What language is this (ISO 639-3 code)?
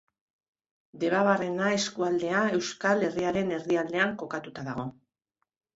eus